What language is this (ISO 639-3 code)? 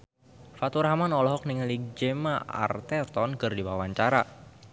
sun